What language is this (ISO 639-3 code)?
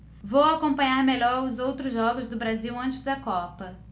por